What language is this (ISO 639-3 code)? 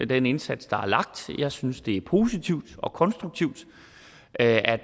dan